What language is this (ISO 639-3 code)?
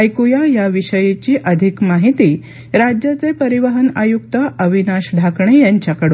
mar